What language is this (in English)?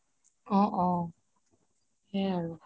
Assamese